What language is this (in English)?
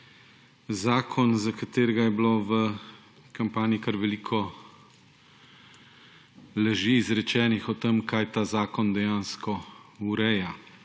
Slovenian